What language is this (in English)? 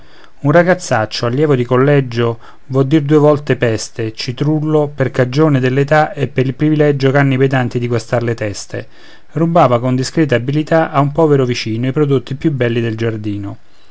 Italian